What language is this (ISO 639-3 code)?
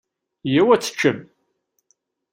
kab